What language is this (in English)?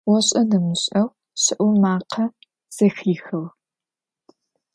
Adyghe